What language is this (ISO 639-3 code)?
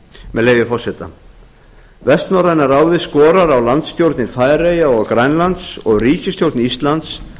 isl